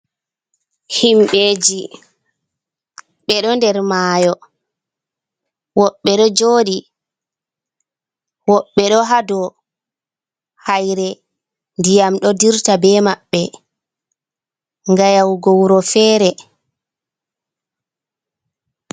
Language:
Fula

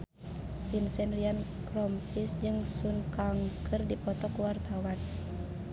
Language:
Sundanese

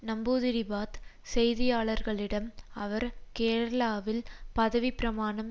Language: Tamil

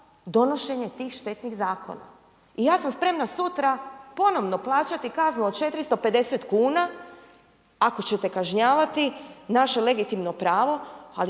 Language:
Croatian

